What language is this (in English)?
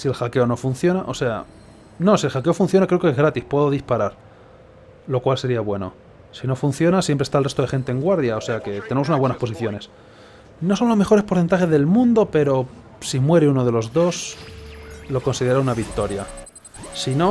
Spanish